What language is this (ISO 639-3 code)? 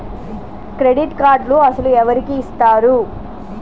tel